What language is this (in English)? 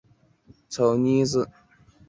Chinese